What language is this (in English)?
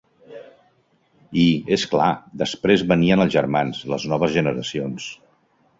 Catalan